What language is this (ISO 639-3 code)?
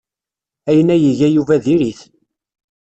kab